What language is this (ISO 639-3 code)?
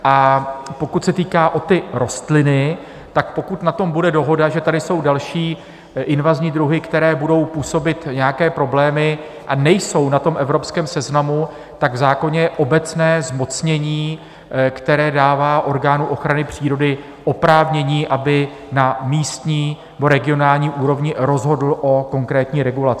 ces